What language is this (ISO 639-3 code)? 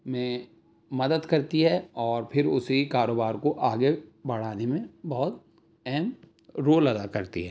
urd